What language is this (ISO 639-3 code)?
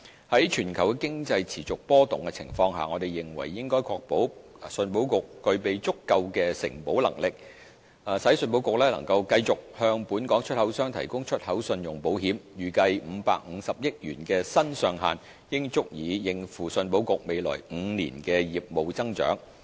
yue